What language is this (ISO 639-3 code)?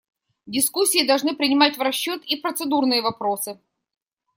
rus